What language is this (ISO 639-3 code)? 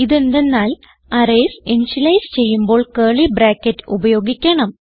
mal